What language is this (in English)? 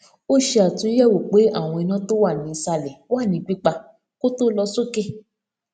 Yoruba